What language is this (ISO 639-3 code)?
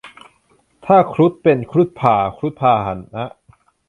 tha